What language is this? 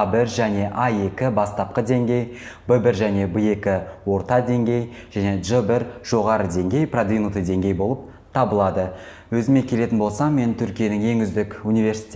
Turkish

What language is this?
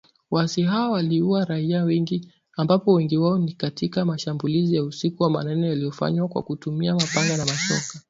Swahili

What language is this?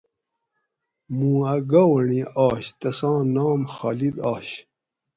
Gawri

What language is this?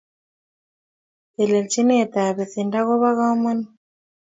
Kalenjin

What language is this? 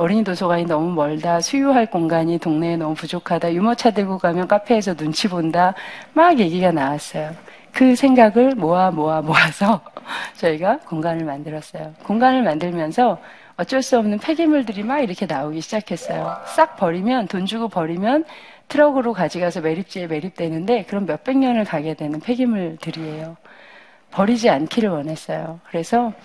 Korean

